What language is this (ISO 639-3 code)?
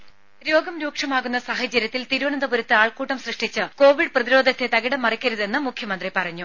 mal